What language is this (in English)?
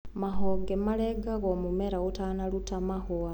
Kikuyu